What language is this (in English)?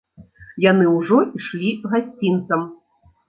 Belarusian